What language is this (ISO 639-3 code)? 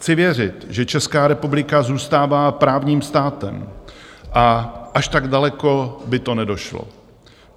ces